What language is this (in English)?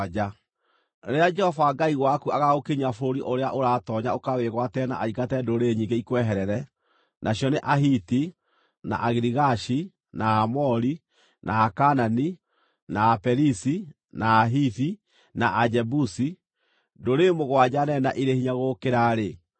Kikuyu